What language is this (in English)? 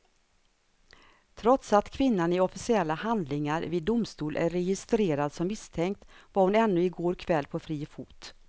Swedish